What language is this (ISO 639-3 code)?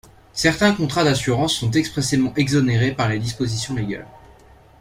fra